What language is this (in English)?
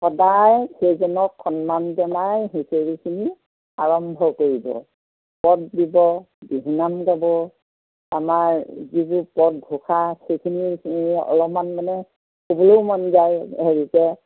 Assamese